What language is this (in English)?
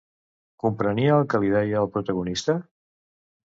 Catalan